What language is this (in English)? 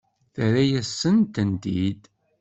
Kabyle